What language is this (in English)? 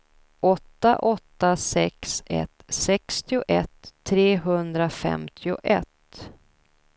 Swedish